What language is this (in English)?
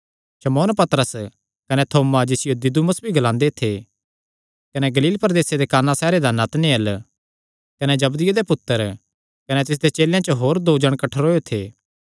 Kangri